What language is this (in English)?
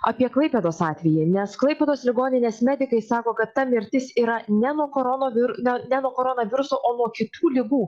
Lithuanian